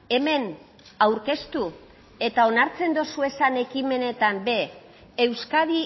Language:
Basque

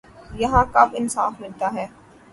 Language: Urdu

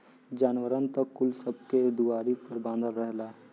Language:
Bhojpuri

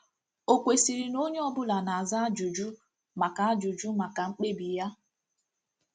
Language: Igbo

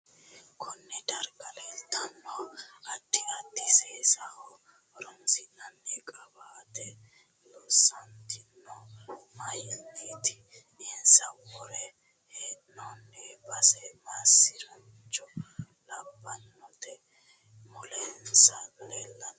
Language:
Sidamo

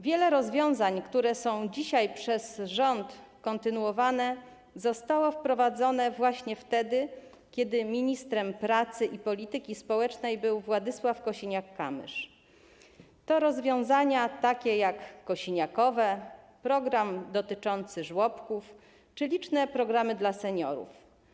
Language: Polish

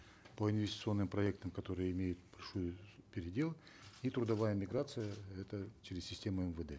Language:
Kazakh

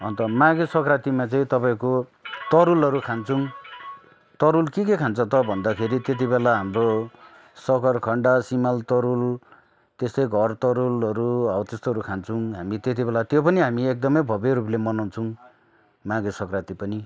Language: Nepali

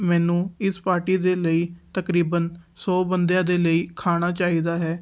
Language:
Punjabi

